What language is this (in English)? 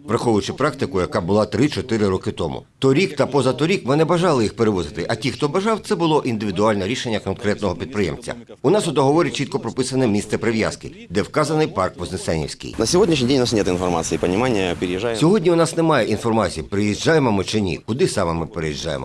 Ukrainian